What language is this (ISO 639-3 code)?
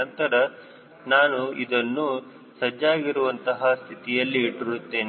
kan